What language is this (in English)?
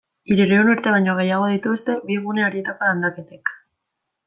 Basque